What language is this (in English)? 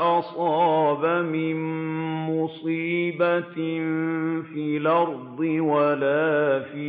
Arabic